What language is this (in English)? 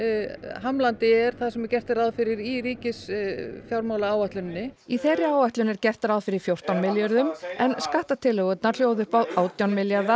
Icelandic